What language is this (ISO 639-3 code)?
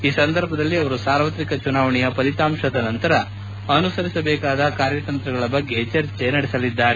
kan